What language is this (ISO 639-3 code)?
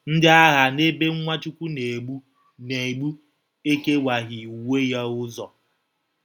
ibo